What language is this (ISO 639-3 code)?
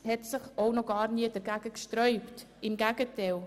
gsw